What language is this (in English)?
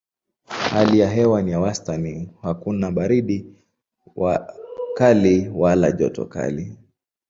Swahili